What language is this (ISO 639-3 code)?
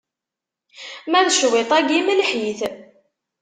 kab